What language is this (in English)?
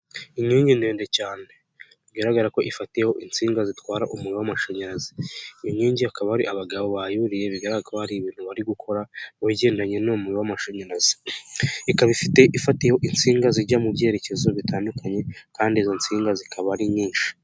Kinyarwanda